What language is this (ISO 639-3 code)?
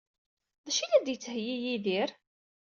kab